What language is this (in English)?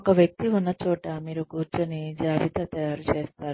Telugu